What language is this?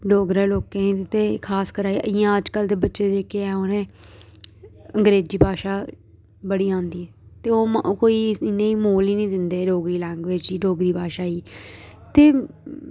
Dogri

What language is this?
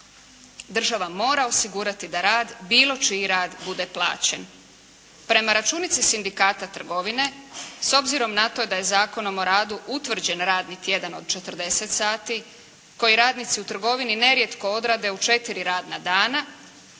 Croatian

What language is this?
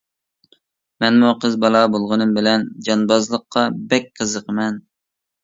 Uyghur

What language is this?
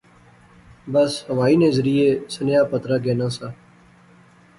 Pahari-Potwari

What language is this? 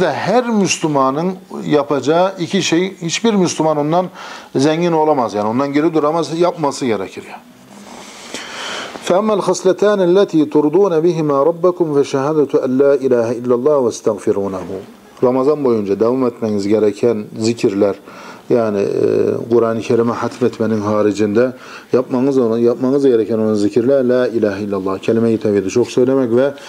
Turkish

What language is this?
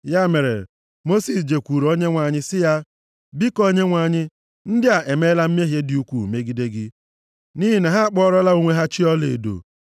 Igbo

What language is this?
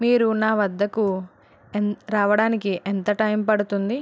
Telugu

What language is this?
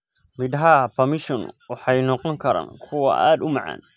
Somali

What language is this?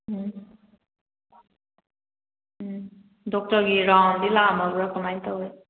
Manipuri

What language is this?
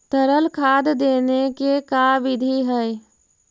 Magahi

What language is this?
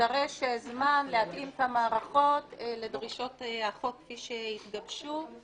Hebrew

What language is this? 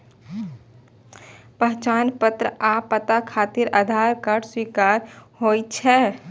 Maithili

